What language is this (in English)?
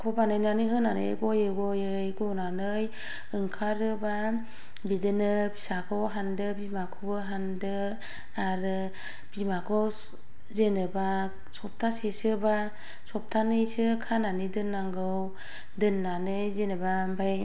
Bodo